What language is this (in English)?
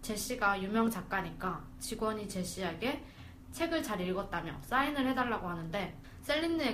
Korean